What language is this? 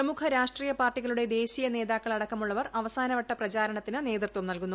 Malayalam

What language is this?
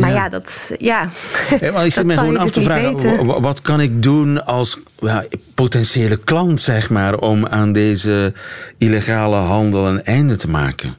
Dutch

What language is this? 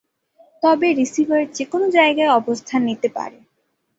Bangla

